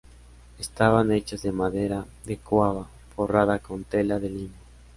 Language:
Spanish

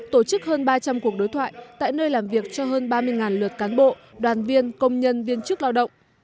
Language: Vietnamese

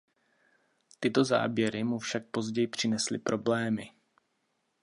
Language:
Czech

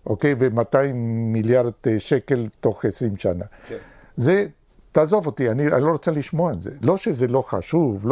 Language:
Hebrew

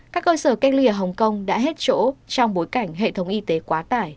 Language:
Vietnamese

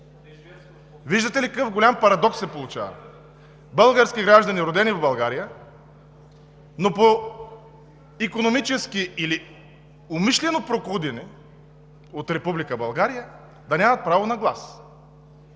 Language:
Bulgarian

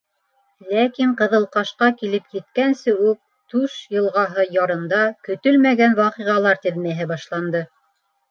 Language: Bashkir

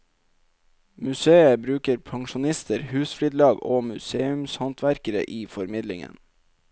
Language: Norwegian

